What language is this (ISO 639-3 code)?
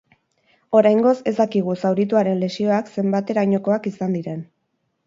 eus